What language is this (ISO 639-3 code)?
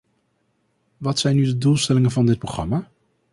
nld